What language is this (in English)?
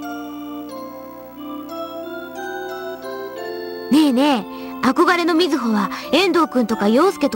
Japanese